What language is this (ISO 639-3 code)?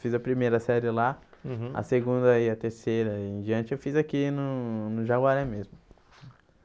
por